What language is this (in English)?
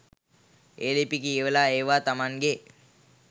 Sinhala